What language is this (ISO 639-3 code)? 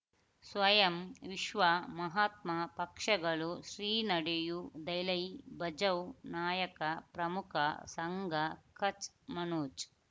kan